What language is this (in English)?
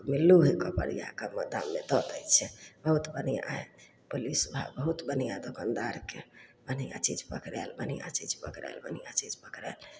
Maithili